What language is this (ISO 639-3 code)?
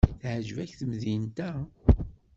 kab